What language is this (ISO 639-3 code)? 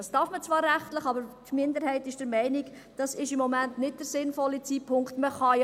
gsw